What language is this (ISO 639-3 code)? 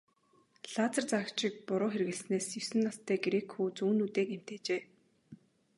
mon